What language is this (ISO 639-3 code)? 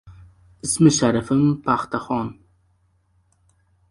uzb